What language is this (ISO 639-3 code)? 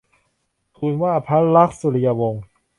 tha